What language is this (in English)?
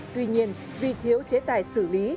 Vietnamese